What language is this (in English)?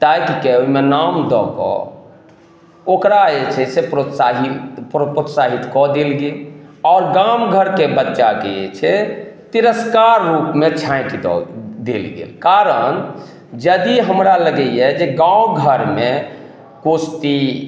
Maithili